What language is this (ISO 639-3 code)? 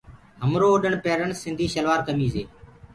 ggg